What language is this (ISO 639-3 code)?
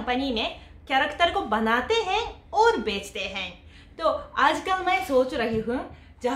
jpn